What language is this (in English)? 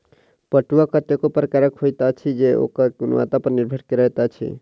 Maithili